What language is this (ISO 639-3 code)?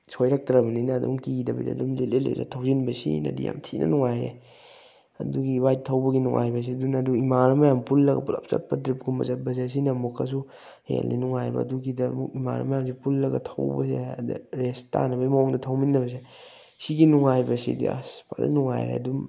mni